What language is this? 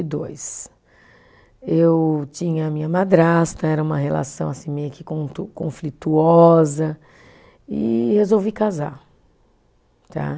Portuguese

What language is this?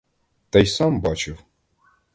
Ukrainian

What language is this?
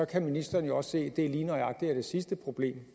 Danish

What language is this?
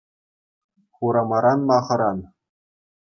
Chuvash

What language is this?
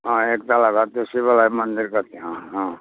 Nepali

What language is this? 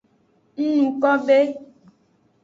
Aja (Benin)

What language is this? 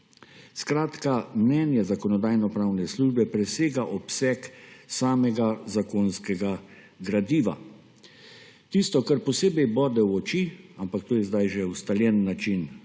Slovenian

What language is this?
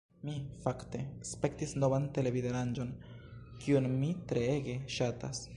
Esperanto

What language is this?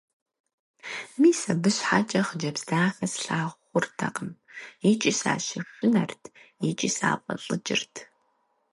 Kabardian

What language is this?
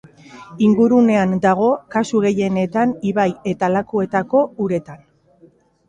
Basque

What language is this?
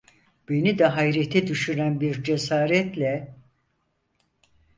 Turkish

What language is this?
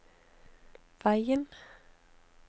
Norwegian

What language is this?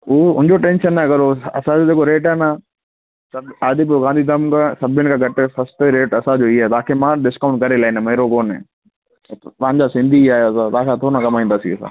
Sindhi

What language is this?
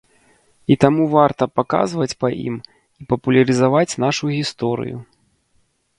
Belarusian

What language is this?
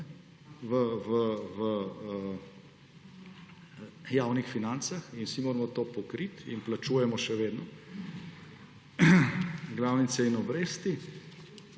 Slovenian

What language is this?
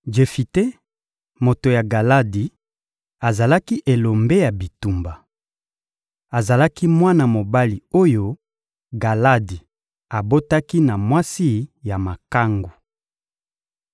Lingala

